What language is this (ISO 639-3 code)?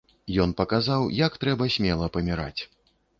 bel